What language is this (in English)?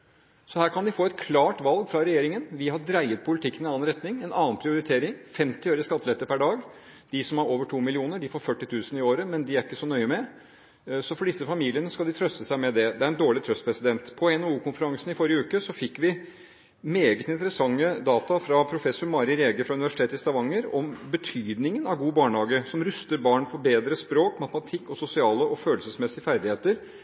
Norwegian Bokmål